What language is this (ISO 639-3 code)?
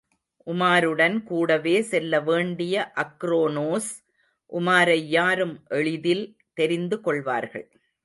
tam